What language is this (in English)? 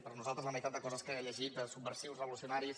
Catalan